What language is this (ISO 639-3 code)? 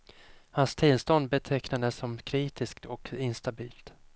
swe